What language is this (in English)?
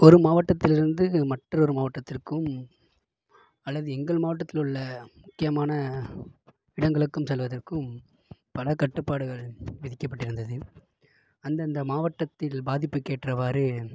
Tamil